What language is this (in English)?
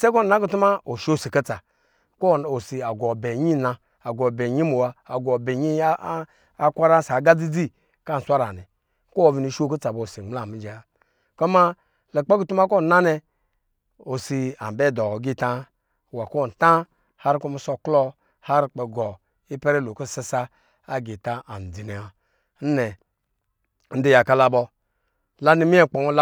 Lijili